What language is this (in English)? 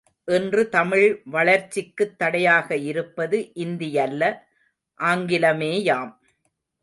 Tamil